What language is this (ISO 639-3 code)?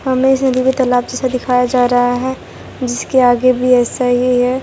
hin